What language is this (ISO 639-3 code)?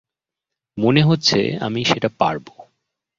ben